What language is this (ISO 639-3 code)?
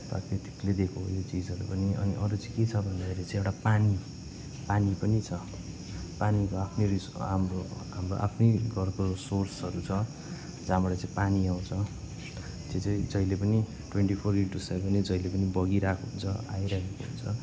nep